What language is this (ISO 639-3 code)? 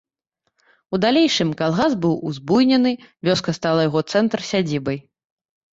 bel